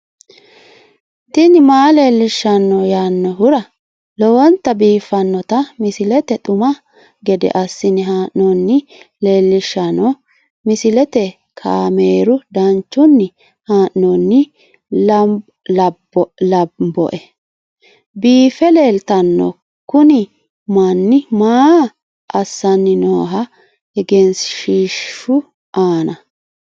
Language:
Sidamo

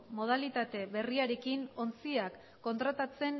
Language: Basque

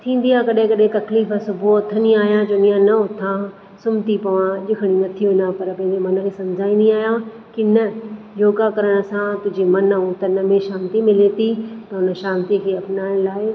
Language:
Sindhi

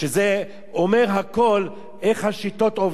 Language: Hebrew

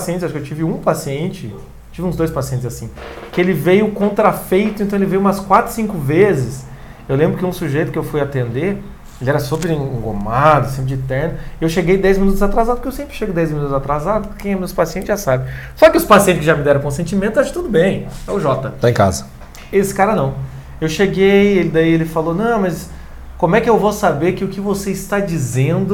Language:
Portuguese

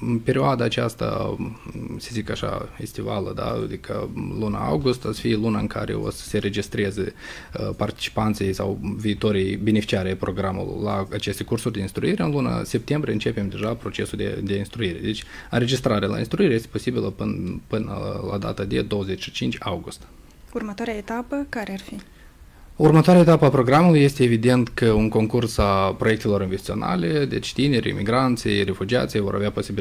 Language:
Romanian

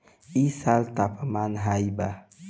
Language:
Bhojpuri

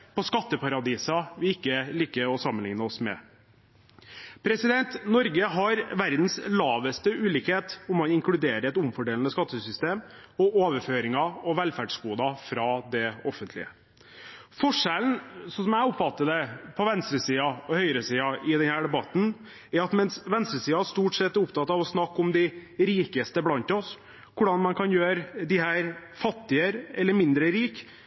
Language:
Norwegian Bokmål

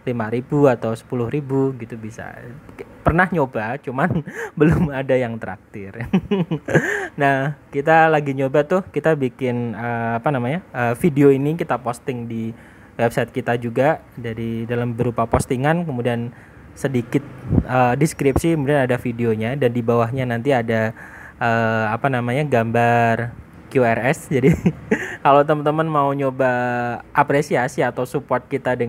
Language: Indonesian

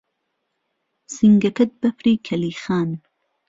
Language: Central Kurdish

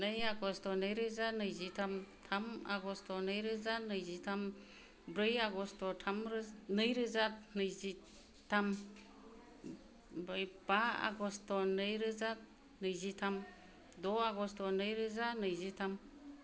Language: Bodo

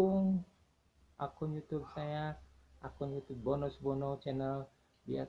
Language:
Indonesian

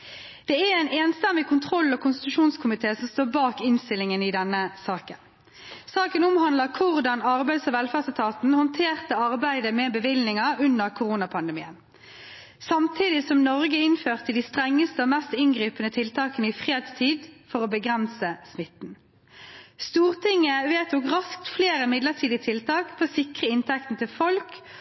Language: Norwegian Bokmål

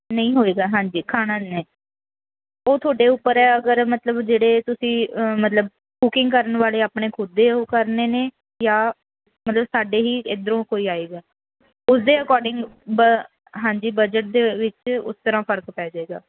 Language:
Punjabi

